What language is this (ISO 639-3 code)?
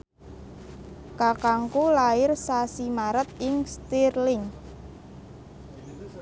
jav